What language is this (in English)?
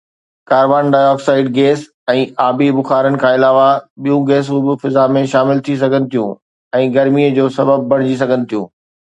Sindhi